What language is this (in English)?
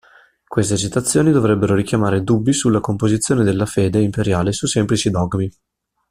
Italian